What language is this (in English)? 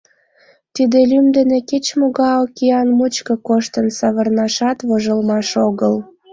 Mari